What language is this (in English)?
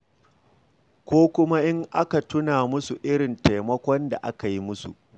Hausa